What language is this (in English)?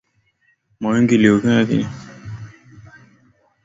Swahili